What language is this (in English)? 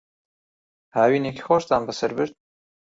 Central Kurdish